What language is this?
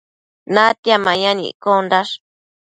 Matsés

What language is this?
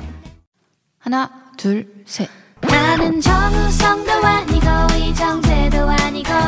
Korean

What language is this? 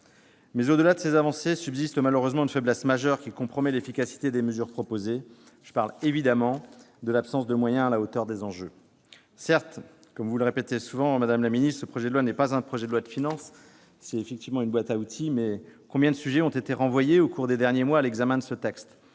French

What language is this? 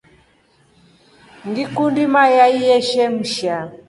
Rombo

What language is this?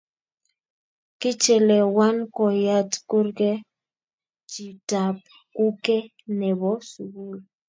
Kalenjin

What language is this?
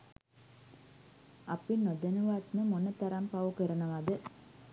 Sinhala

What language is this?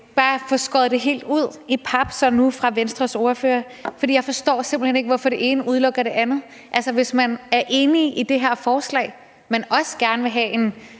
Danish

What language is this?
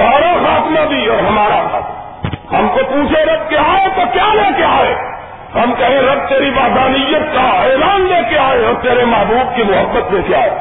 Urdu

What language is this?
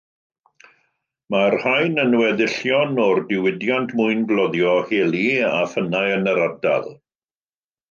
Welsh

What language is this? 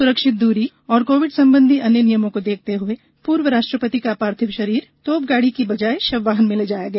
Hindi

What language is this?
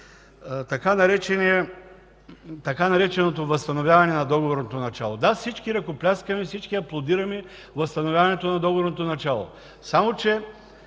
Bulgarian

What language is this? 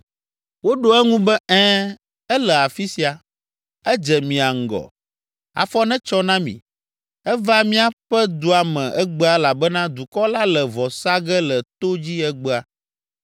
Ewe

